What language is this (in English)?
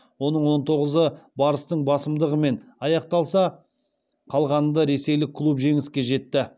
Kazakh